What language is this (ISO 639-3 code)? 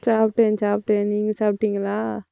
tam